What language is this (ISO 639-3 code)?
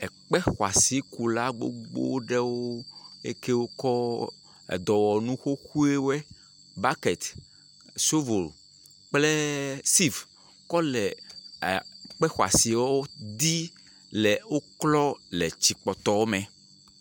ewe